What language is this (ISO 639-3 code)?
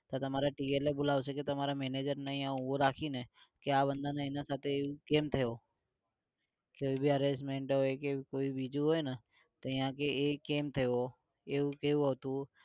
guj